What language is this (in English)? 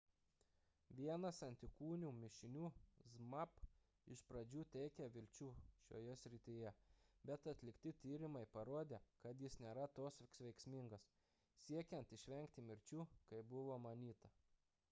Lithuanian